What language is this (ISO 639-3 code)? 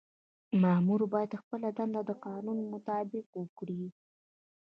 pus